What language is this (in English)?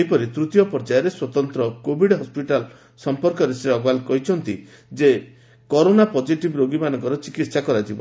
Odia